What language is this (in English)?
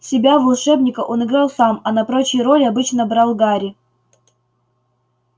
Russian